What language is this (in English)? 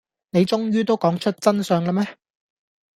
Cantonese